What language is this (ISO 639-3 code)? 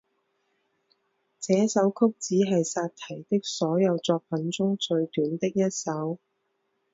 zho